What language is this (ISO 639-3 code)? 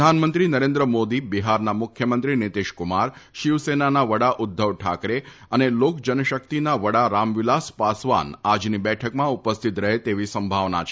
guj